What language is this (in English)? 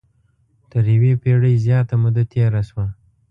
Pashto